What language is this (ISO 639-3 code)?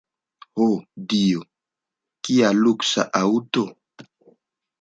epo